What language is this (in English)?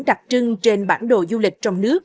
Vietnamese